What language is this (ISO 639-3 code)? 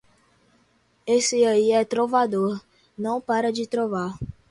por